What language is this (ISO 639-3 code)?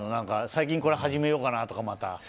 jpn